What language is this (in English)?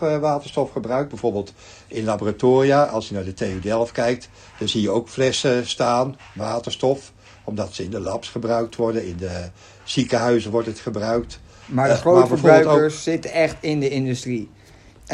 Dutch